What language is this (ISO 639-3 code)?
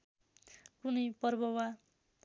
nep